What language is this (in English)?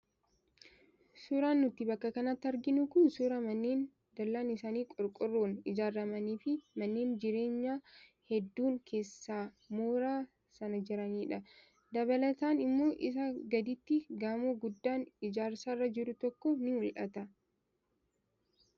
Oromo